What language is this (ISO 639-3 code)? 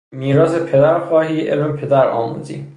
fas